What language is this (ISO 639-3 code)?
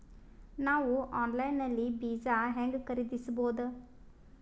kan